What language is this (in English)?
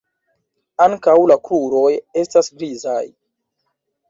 Esperanto